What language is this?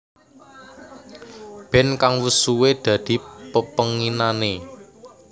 Javanese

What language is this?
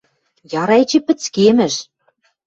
Western Mari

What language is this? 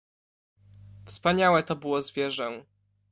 Polish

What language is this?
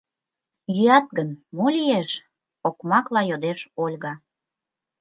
Mari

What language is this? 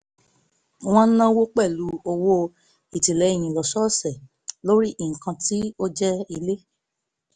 Yoruba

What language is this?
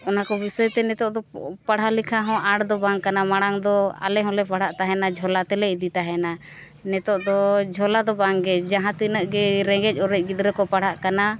Santali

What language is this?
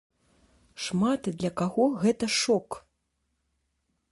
Belarusian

